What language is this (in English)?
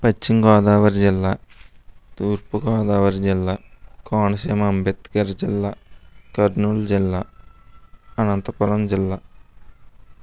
Telugu